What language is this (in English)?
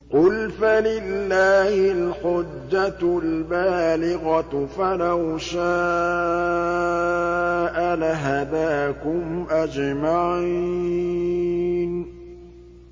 Arabic